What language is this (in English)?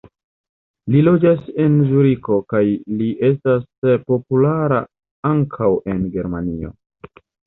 Esperanto